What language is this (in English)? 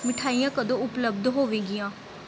Punjabi